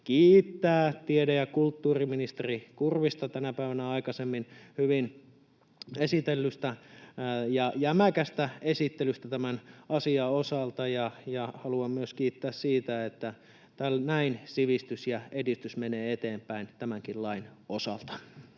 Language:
Finnish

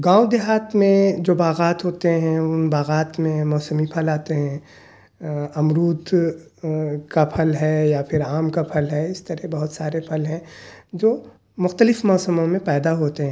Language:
Urdu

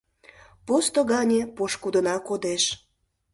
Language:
Mari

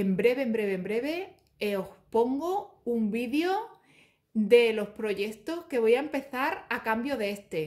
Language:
Spanish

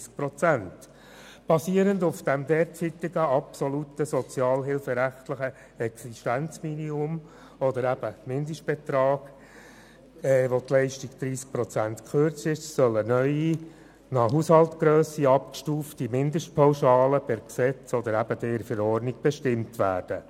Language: Swiss German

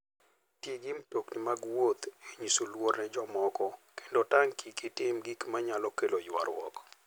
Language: Luo (Kenya and Tanzania)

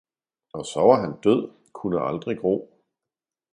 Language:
Danish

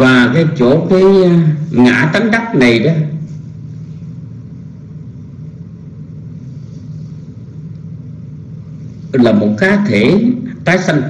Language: Vietnamese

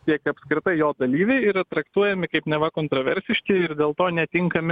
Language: Lithuanian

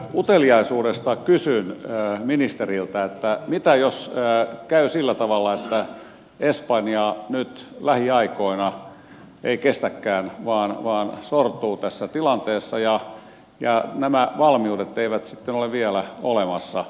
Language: Finnish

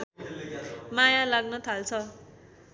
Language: Nepali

